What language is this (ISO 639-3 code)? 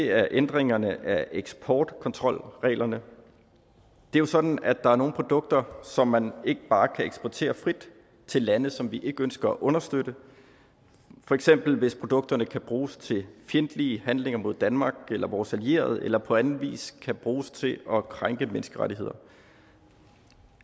dan